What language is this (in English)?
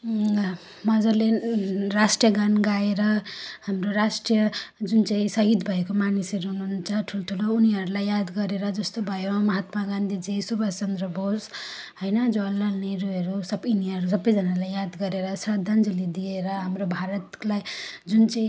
Nepali